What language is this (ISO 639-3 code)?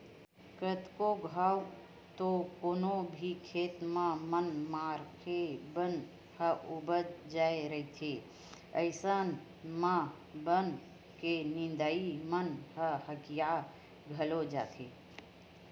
hne